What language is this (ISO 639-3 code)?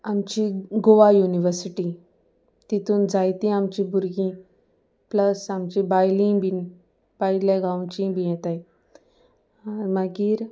kok